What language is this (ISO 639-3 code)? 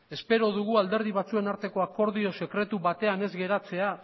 eus